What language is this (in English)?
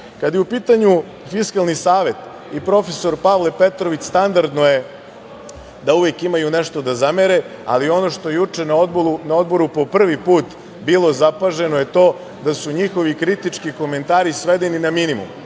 Serbian